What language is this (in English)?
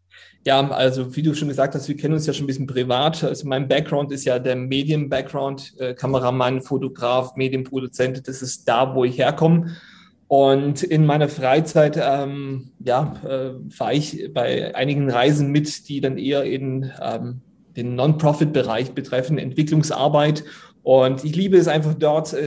German